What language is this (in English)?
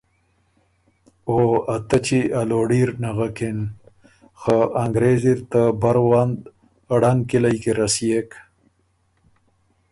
Ormuri